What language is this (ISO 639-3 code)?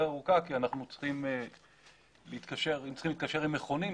heb